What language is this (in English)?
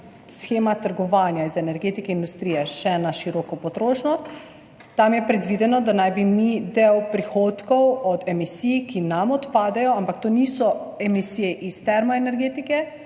Slovenian